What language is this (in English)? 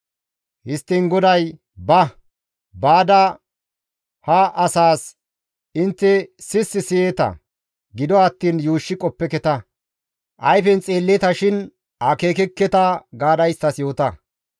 Gamo